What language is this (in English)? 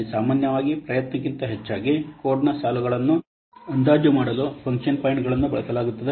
Kannada